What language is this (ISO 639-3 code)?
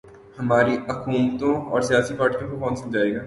urd